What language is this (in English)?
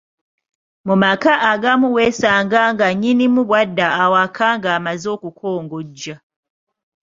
Ganda